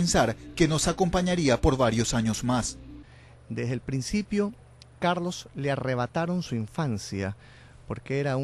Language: Spanish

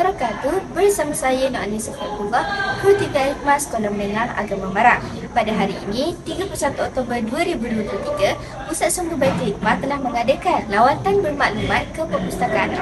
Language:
Malay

